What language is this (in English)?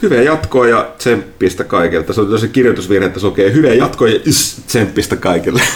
Finnish